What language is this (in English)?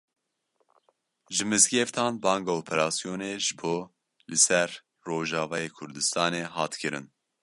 Kurdish